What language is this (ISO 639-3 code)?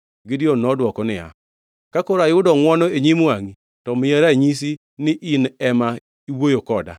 luo